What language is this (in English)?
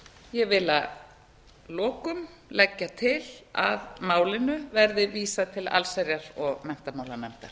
Icelandic